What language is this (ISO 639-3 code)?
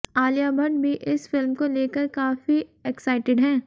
hin